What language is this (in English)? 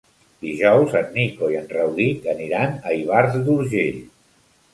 Catalan